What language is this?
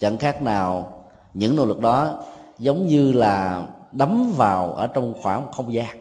Vietnamese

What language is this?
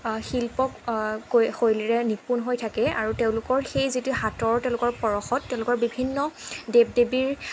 Assamese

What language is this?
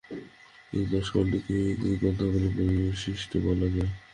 Bangla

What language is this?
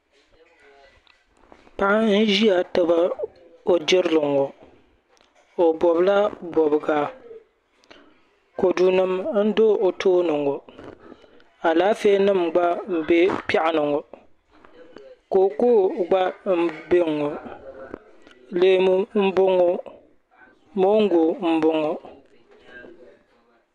Dagbani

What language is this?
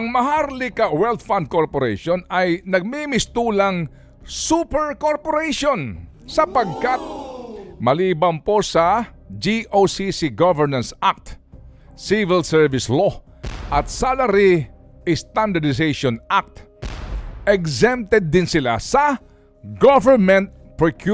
Filipino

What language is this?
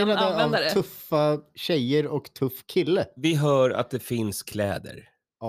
Swedish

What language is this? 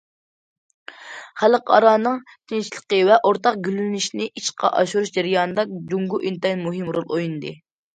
Uyghur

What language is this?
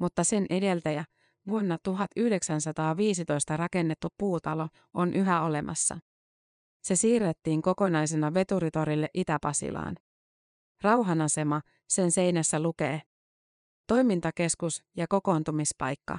Finnish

